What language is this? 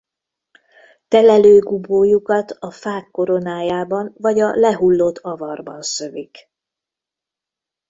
Hungarian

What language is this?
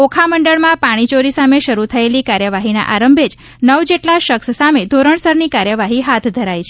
Gujarati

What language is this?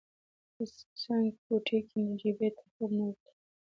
Pashto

